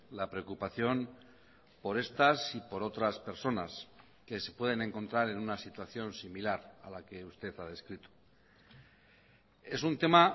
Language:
Spanish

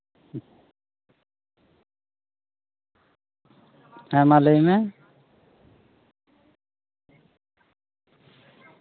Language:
Santali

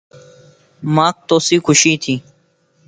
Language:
Lasi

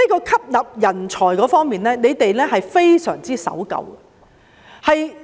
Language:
Cantonese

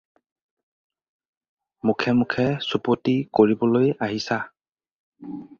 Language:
Assamese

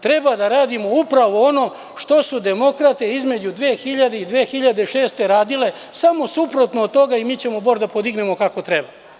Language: Serbian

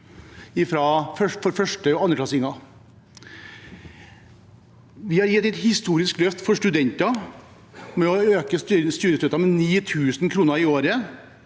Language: Norwegian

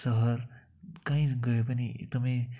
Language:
Nepali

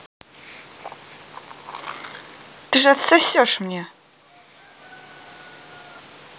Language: Russian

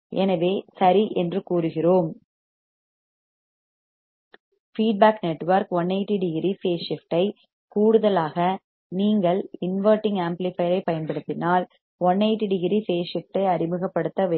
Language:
Tamil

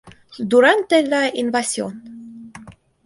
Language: Spanish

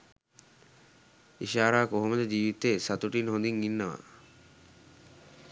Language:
Sinhala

